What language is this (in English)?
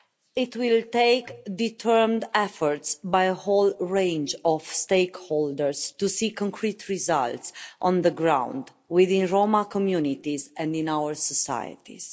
English